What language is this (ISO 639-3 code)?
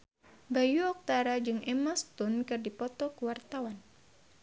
sun